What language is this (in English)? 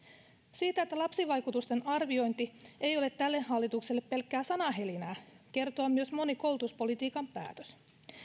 Finnish